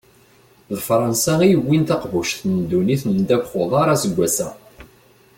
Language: Kabyle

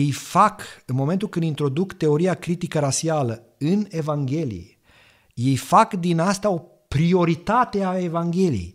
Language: Romanian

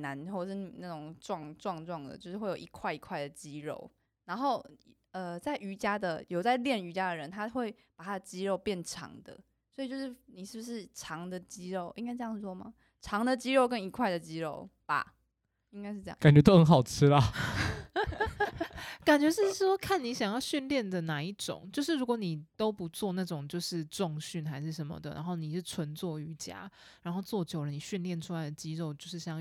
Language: Chinese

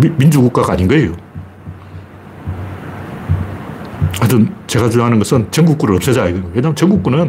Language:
Korean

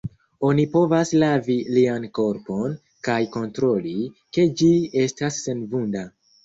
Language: Esperanto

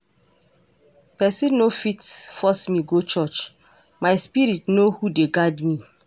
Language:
Nigerian Pidgin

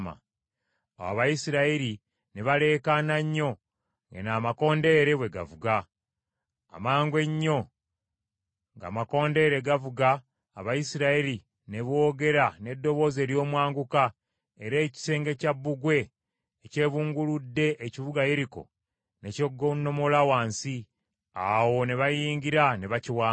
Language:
Ganda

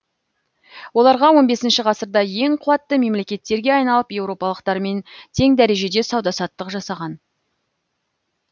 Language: Kazakh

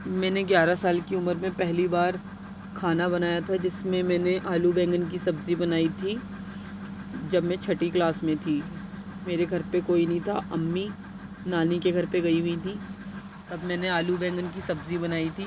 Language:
Urdu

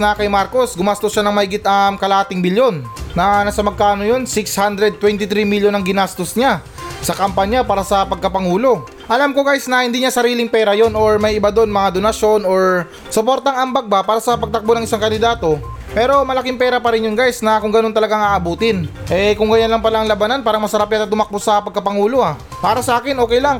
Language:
Filipino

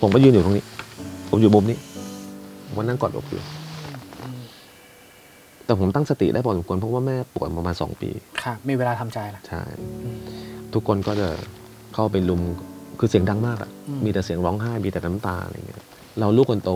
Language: Thai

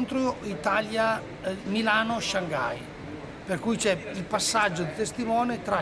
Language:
Italian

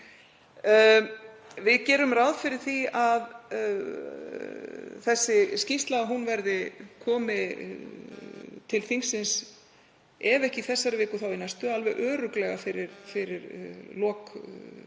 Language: Icelandic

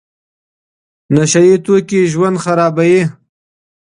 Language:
Pashto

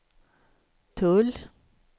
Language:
Swedish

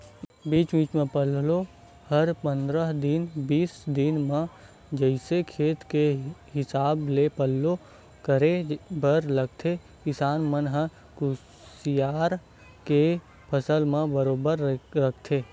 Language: Chhattisgarhi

